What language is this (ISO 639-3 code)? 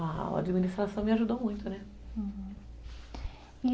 por